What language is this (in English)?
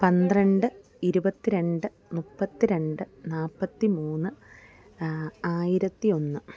Malayalam